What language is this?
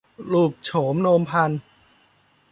Thai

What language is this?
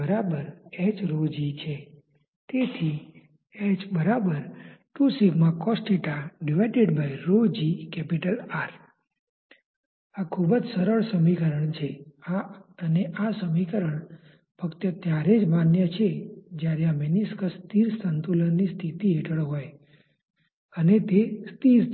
Gujarati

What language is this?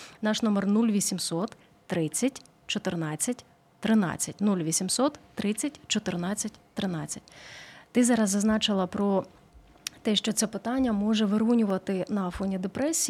Ukrainian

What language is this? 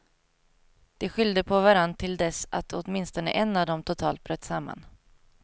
Swedish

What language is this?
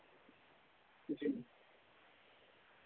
Dogri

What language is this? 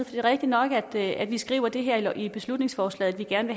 Danish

